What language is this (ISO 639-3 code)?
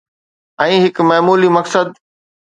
snd